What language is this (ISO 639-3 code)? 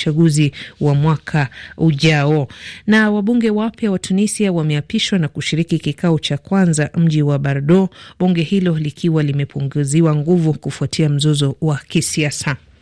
swa